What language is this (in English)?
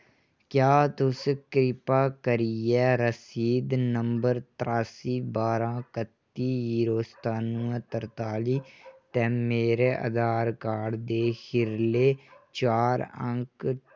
Dogri